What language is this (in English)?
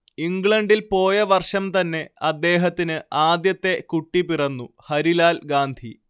Malayalam